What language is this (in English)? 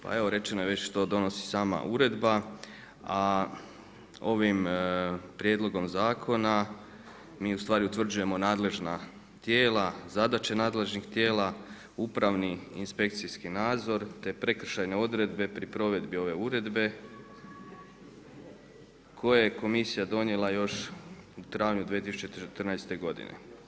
Croatian